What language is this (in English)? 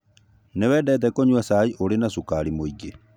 Kikuyu